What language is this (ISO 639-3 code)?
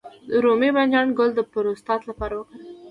pus